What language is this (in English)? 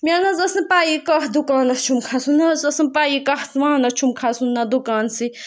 Kashmiri